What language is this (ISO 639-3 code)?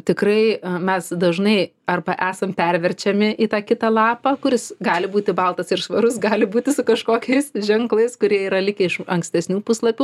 lit